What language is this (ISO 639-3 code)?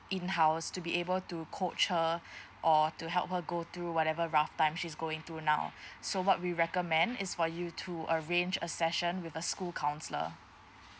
eng